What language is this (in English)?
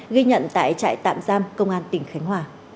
Vietnamese